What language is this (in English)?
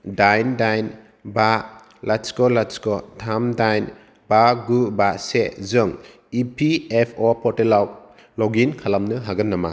Bodo